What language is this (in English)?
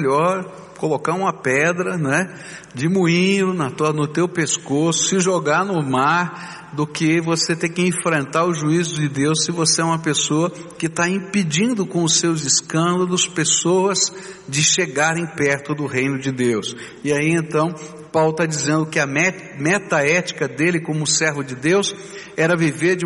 Portuguese